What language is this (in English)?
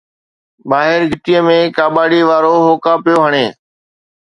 Sindhi